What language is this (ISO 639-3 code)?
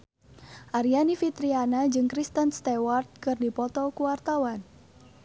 sun